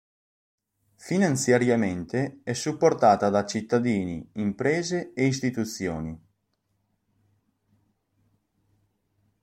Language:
Italian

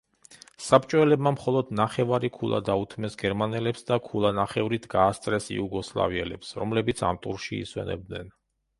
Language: Georgian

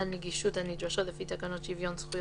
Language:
Hebrew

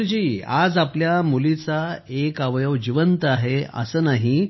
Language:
Marathi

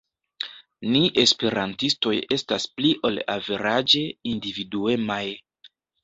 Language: Esperanto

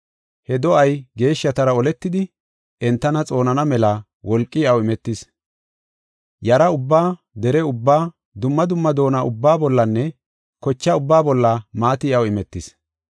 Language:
Gofa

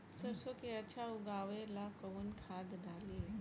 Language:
Bhojpuri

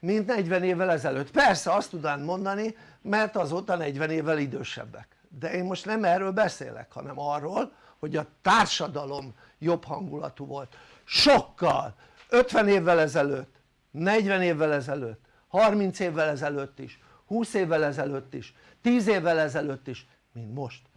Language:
Hungarian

